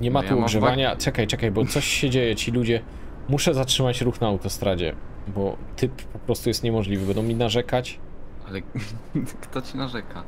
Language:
Polish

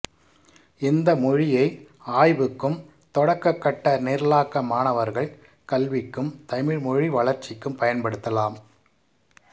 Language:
Tamil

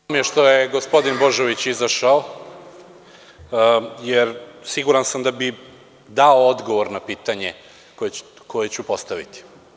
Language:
Serbian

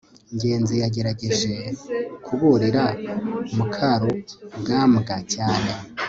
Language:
Kinyarwanda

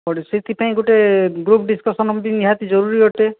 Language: Odia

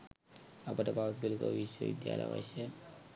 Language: Sinhala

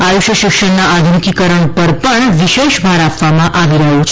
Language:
Gujarati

